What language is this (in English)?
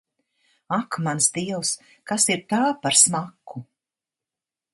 Latvian